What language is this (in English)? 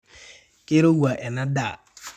Masai